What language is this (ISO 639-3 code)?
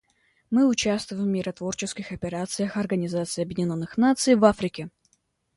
rus